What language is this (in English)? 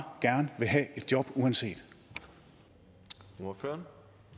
Danish